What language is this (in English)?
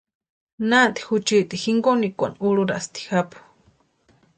Western Highland Purepecha